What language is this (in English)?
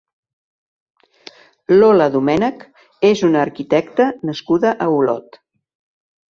Catalan